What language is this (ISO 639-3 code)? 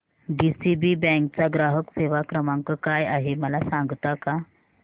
mar